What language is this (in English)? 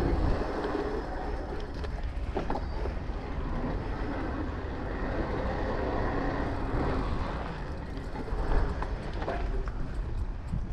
Polish